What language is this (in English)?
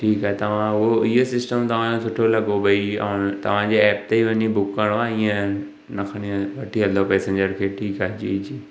Sindhi